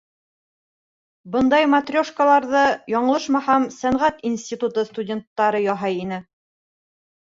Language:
Bashkir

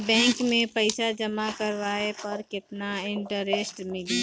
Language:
Bhojpuri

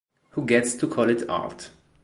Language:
Italian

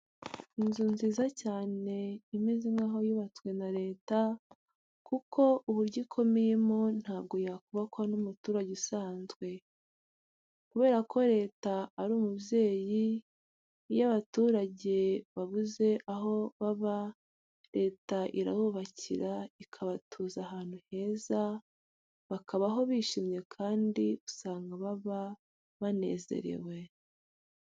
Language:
Kinyarwanda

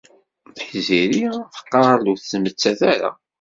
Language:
Kabyle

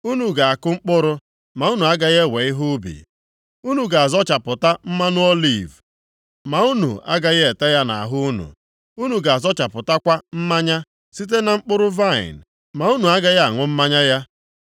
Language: Igbo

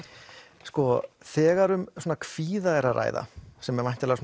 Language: Icelandic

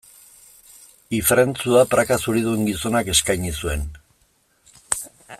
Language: Basque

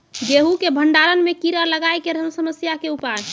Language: Maithili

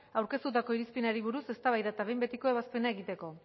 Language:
Basque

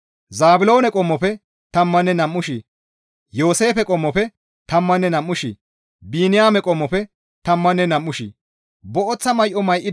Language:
Gamo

